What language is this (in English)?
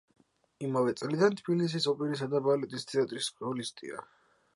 Georgian